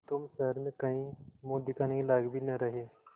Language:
Hindi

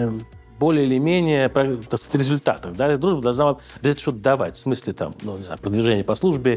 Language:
Russian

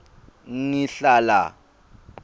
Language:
Swati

